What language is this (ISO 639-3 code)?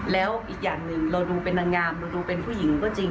tha